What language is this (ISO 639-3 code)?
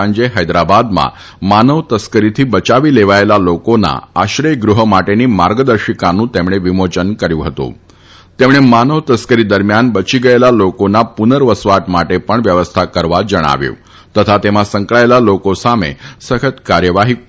guj